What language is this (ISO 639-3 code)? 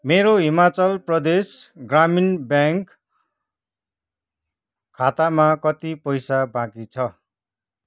nep